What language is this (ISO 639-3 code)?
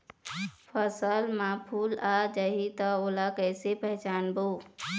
hne